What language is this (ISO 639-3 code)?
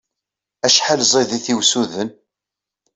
kab